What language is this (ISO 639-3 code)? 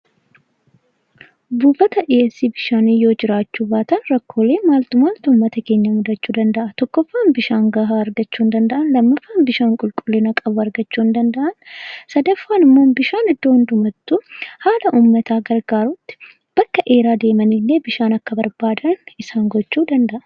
orm